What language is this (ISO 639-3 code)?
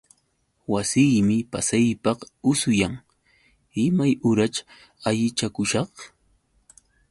qux